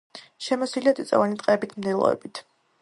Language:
Georgian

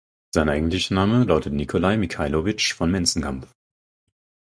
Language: German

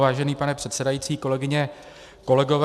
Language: Czech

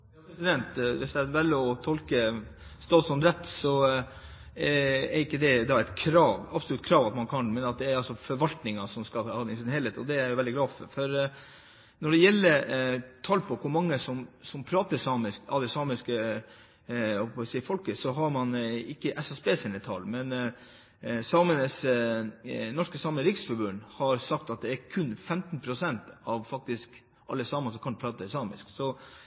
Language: Norwegian Bokmål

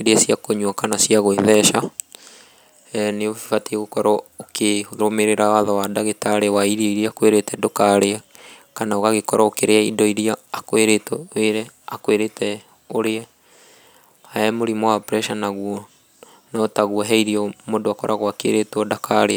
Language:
Kikuyu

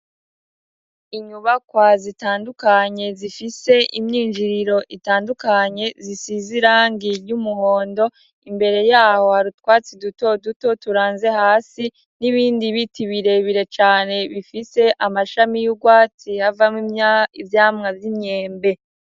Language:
Rundi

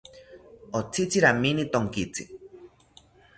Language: South Ucayali Ashéninka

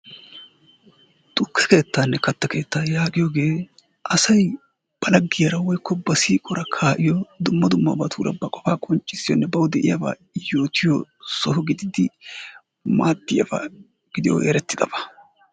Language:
Wolaytta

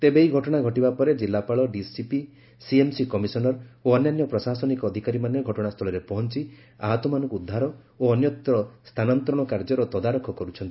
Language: Odia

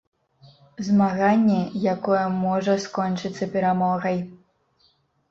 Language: Belarusian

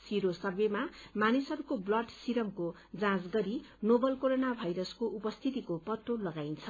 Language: Nepali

